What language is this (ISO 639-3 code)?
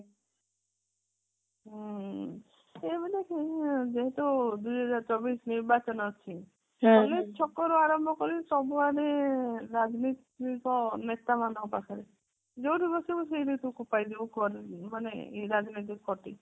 ori